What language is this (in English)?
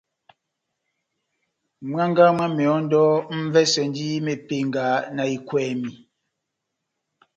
Batanga